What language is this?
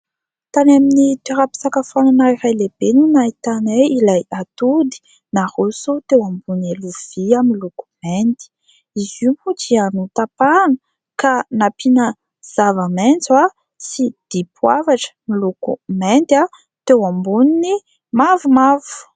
Malagasy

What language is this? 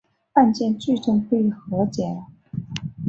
Chinese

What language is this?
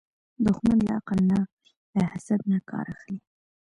Pashto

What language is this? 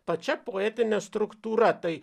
Lithuanian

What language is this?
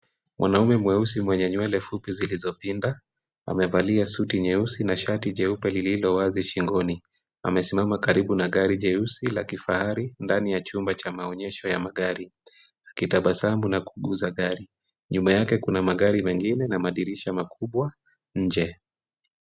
Swahili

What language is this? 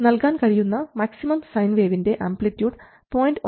Malayalam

